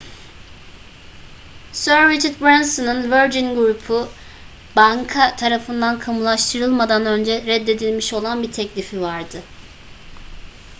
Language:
Turkish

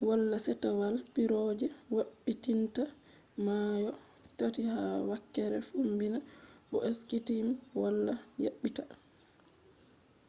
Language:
Fula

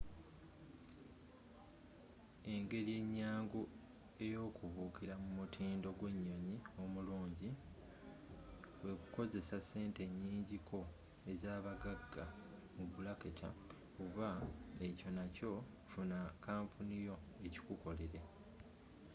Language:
Ganda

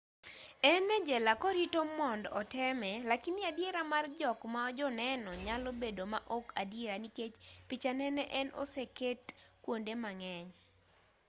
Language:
Luo (Kenya and Tanzania)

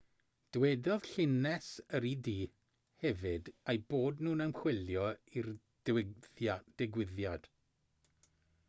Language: Welsh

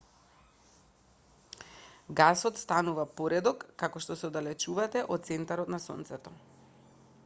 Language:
Macedonian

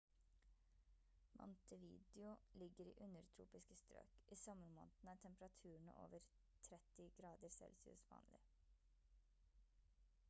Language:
Norwegian Bokmål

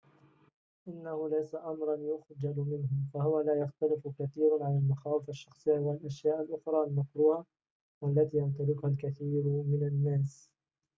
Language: Arabic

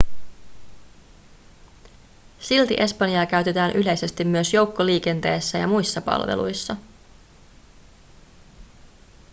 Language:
Finnish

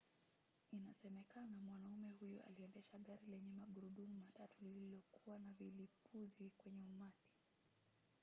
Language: Swahili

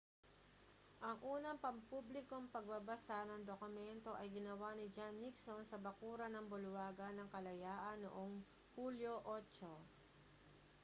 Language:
Filipino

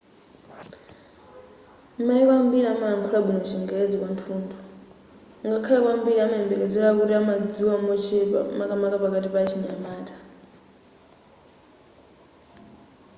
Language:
Nyanja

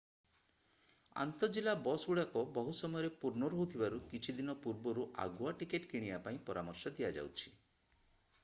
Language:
Odia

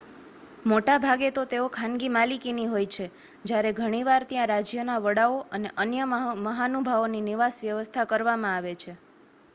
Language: Gujarati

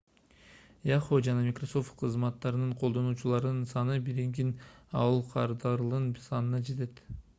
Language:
Kyrgyz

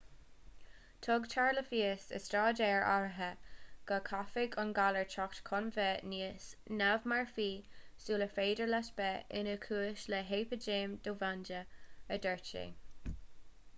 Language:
Irish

